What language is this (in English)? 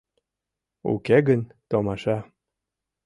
Mari